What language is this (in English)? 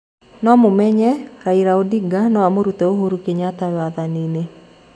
Kikuyu